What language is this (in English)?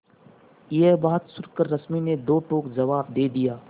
Hindi